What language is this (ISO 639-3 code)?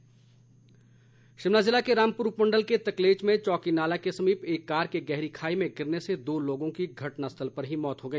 hin